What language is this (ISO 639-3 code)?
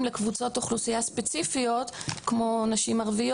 heb